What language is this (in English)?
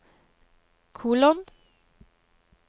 Norwegian